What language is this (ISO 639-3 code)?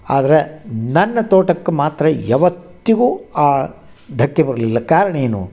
kan